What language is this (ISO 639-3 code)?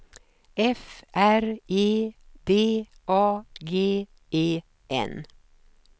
swe